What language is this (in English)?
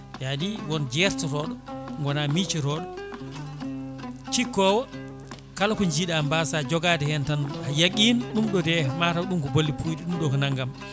Fula